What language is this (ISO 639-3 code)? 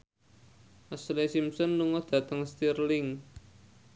jav